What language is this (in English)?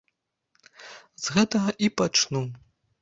Belarusian